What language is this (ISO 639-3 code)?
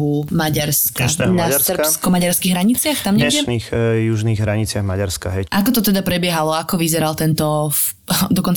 slk